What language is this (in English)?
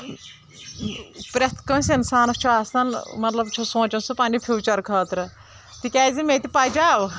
Kashmiri